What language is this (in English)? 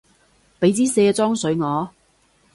Cantonese